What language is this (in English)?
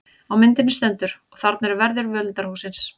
Icelandic